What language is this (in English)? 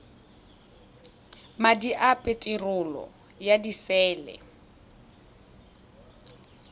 Tswana